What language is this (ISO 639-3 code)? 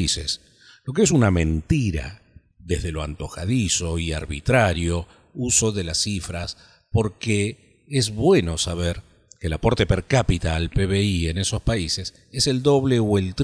spa